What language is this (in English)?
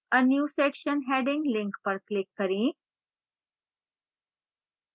Hindi